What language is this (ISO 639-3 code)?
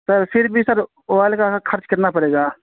urd